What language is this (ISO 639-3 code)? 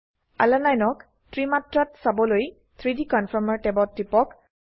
asm